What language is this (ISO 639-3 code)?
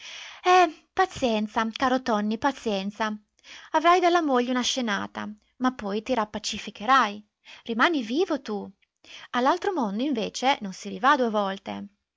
ita